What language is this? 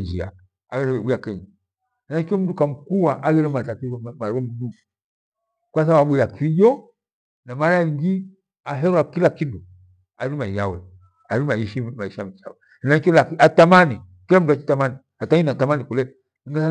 Gweno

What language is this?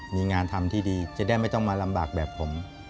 Thai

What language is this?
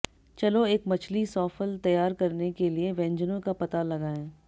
Hindi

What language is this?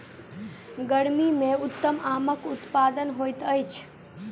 Maithili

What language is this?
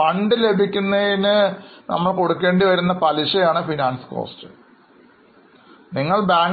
Malayalam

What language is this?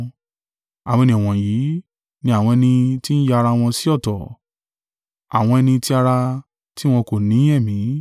Yoruba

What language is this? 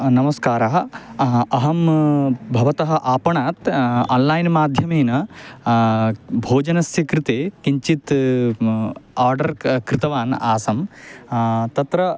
Sanskrit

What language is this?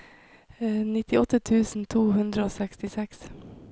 Norwegian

